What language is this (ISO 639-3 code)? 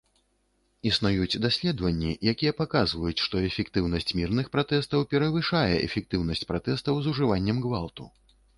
bel